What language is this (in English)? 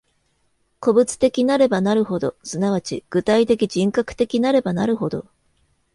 Japanese